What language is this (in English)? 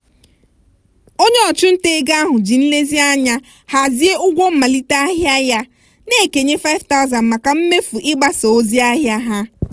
Igbo